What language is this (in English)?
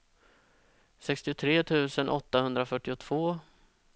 Swedish